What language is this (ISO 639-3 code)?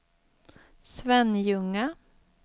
swe